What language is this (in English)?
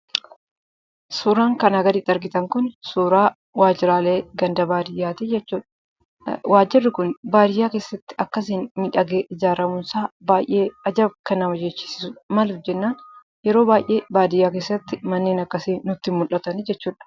Oromo